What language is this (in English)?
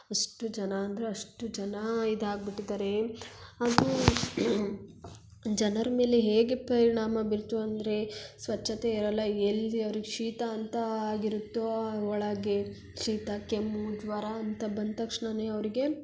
Kannada